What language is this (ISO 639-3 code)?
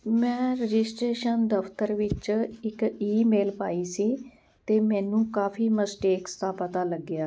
pan